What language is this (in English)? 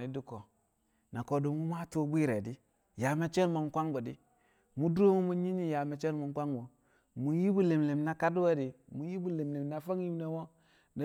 Kamo